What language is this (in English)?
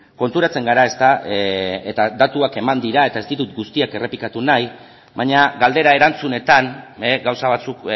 Basque